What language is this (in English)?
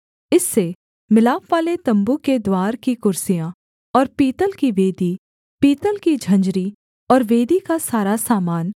Hindi